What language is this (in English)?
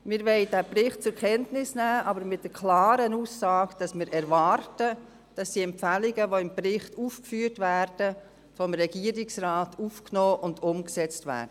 Swiss German